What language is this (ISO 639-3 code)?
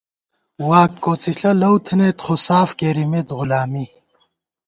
gwt